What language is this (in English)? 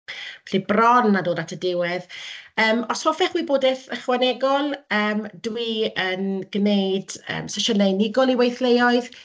Welsh